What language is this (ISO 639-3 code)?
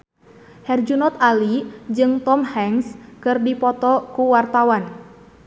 sun